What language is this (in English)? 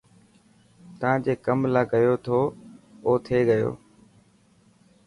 Dhatki